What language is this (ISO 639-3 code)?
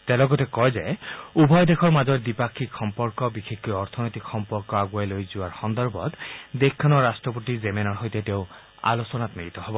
asm